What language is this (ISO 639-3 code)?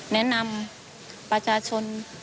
tha